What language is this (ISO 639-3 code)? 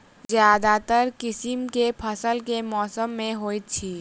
mai